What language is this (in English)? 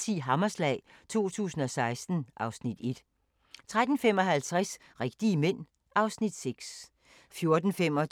Danish